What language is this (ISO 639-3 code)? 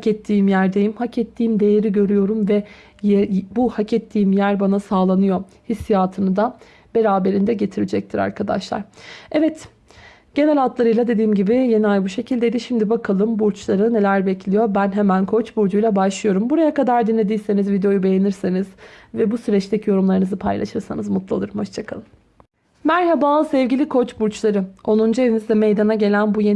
tur